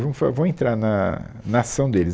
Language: Portuguese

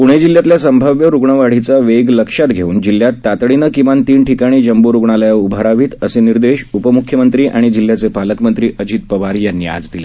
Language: Marathi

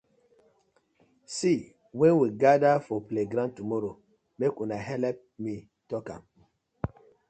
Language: Nigerian Pidgin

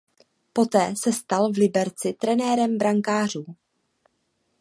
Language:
Czech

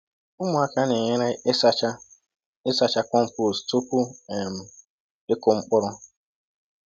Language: Igbo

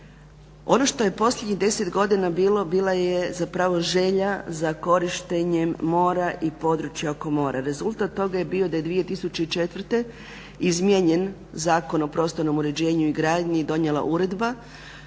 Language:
Croatian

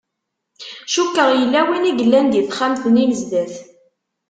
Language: Kabyle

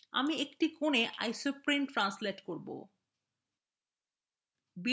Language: Bangla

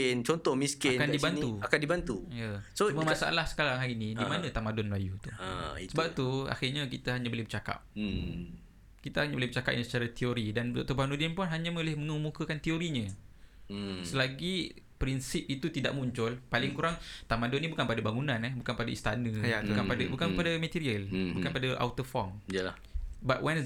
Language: Malay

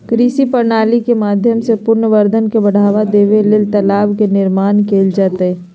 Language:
Magahi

